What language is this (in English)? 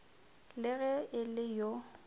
Northern Sotho